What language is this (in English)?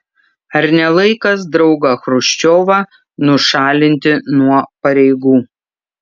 Lithuanian